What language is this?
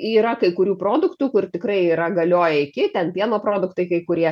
Lithuanian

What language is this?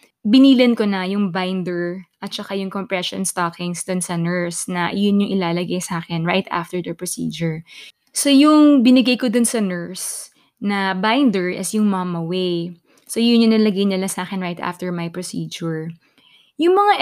Filipino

